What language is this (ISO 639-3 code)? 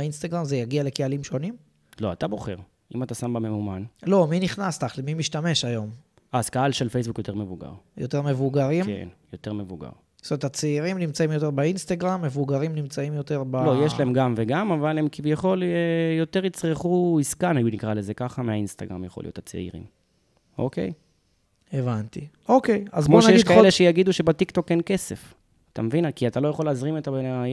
heb